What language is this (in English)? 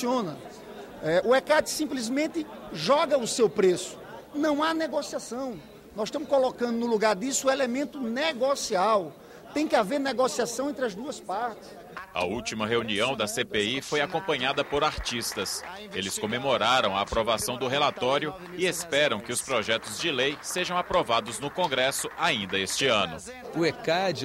Portuguese